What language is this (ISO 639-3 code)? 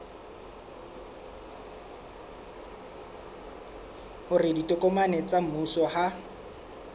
sot